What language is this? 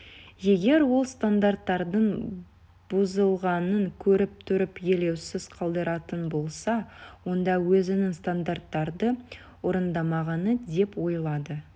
Kazakh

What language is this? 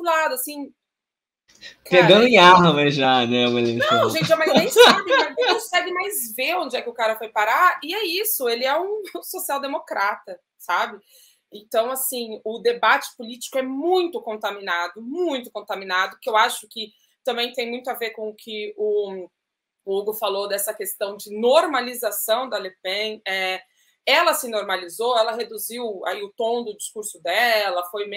Portuguese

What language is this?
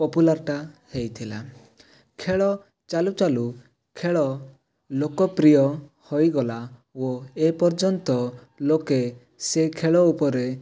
Odia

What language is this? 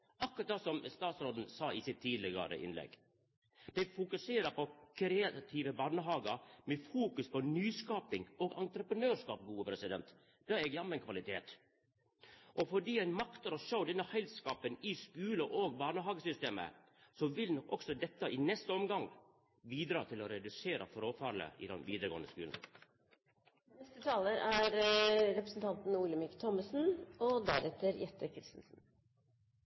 Norwegian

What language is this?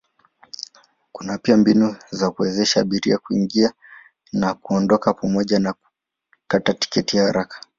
Swahili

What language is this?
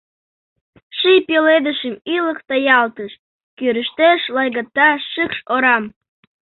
Mari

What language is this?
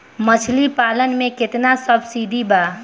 Bhojpuri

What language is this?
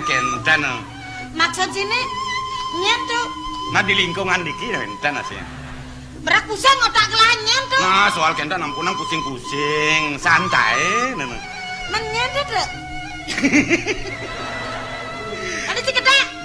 Indonesian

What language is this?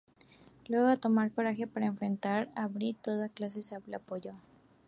Spanish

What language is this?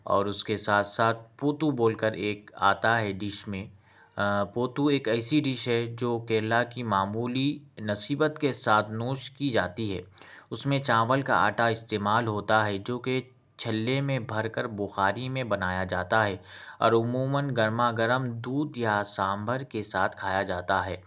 Urdu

